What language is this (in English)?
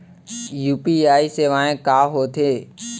Chhattisgarhi